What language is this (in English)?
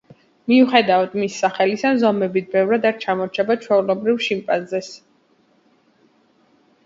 Georgian